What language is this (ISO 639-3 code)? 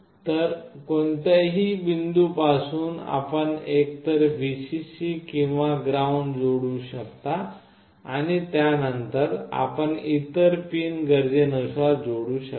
mar